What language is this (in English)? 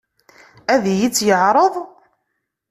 Kabyle